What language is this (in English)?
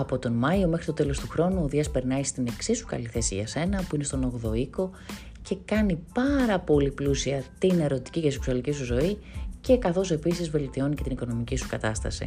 Greek